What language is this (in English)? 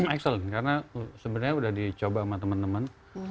Indonesian